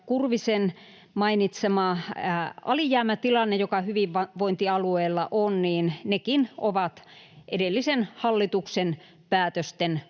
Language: Finnish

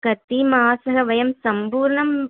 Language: Sanskrit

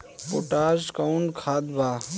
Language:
Bhojpuri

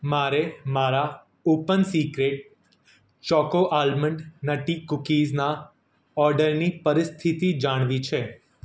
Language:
Gujarati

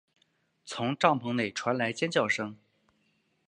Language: Chinese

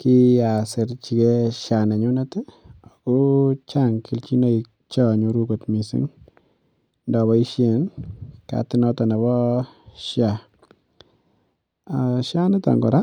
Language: Kalenjin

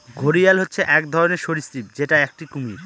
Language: Bangla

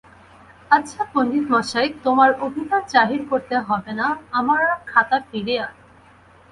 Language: Bangla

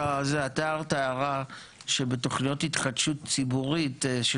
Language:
Hebrew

